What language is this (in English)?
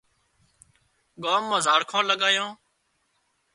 Wadiyara Koli